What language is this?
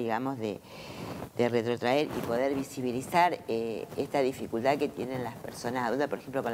Spanish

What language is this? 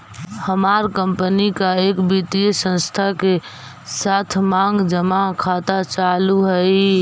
Magahi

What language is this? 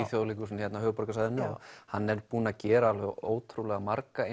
Icelandic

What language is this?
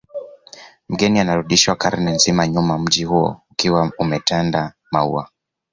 Swahili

